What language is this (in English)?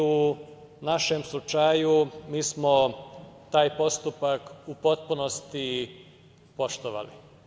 Serbian